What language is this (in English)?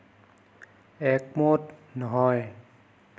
Assamese